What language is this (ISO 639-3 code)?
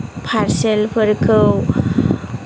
brx